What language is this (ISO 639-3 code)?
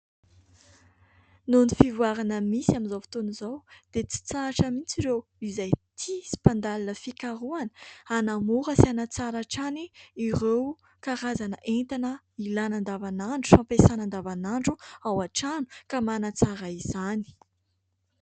mlg